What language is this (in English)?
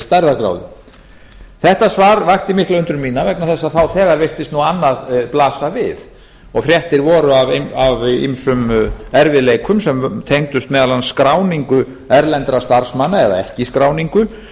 Icelandic